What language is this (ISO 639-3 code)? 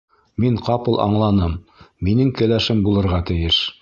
bak